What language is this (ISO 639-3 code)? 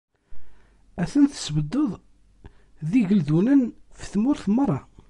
kab